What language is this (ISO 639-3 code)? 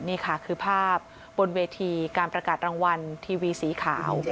tha